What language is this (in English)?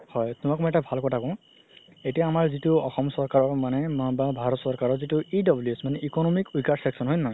Assamese